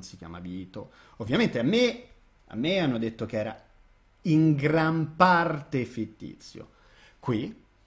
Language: Italian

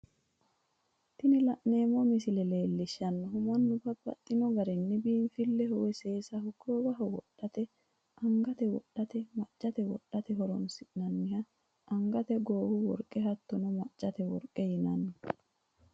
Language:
Sidamo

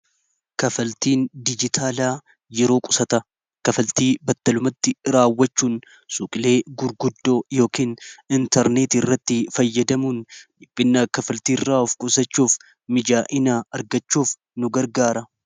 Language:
Oromo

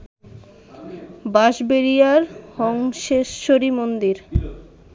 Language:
Bangla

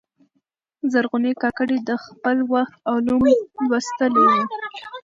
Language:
Pashto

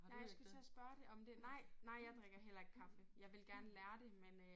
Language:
Danish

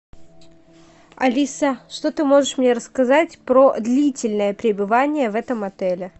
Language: Russian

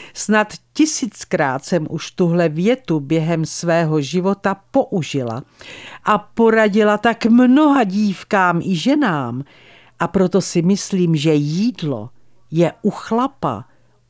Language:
Czech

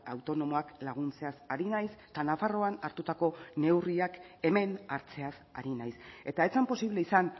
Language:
Basque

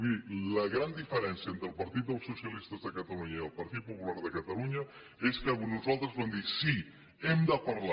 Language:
Catalan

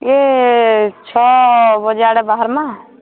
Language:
Odia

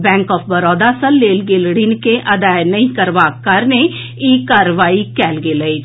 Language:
Maithili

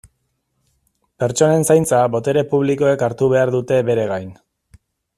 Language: Basque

